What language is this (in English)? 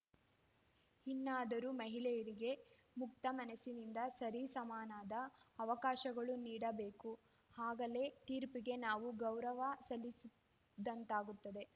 Kannada